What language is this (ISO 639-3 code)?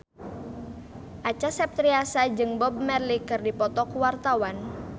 sun